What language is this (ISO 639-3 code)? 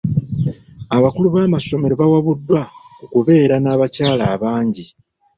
lug